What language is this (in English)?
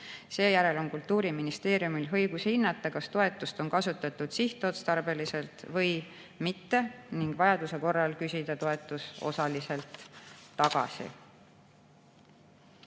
Estonian